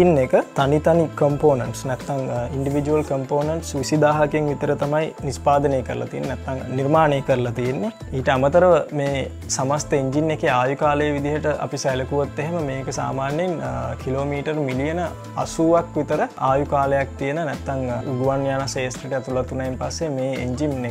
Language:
Hindi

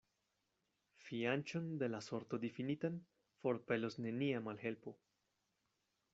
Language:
Esperanto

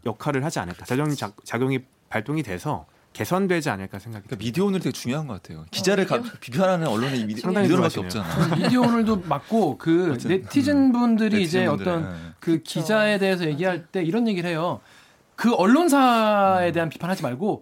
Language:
Korean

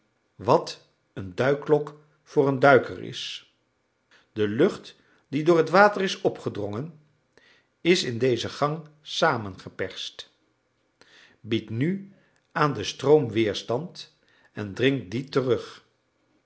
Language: Dutch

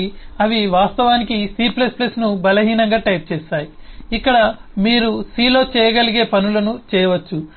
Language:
Telugu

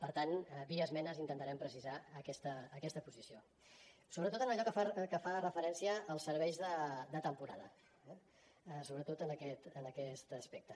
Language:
Catalan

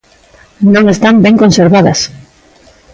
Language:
Galician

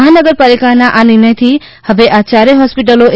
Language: Gujarati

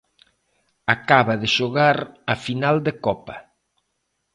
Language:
Galician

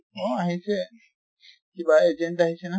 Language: Assamese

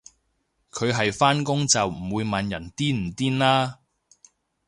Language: Cantonese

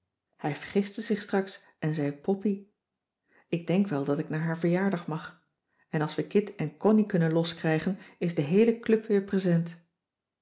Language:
Dutch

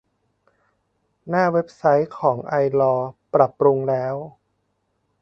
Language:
Thai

